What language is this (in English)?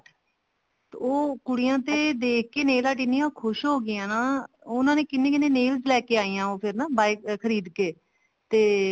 Punjabi